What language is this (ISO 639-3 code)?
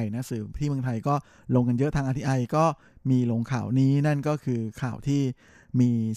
tha